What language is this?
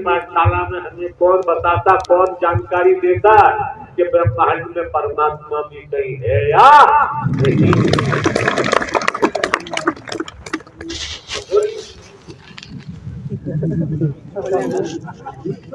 Hindi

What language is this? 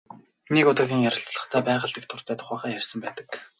Mongolian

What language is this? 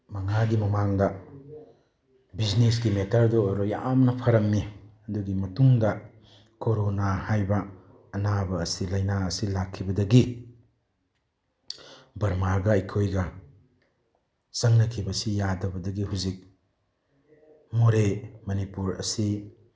Manipuri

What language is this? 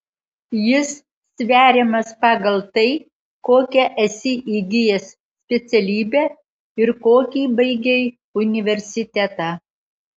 Lithuanian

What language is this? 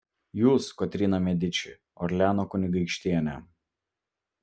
Lithuanian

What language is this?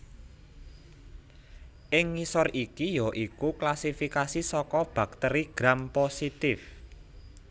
Javanese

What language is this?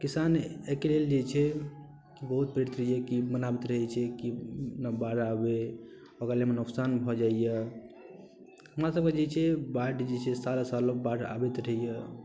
Maithili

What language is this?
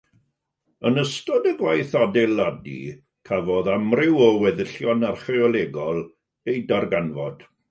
Welsh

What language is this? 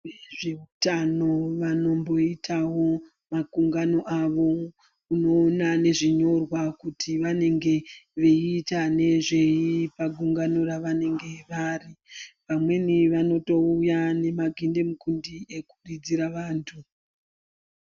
Ndau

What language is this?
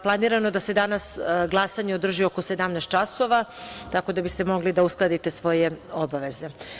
Serbian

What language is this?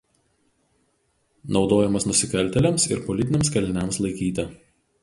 Lithuanian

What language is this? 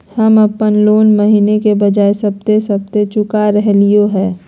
Magahi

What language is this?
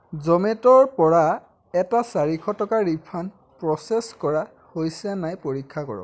Assamese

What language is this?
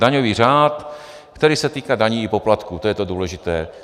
Czech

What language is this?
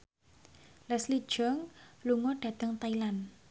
Javanese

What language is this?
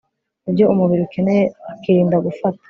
Kinyarwanda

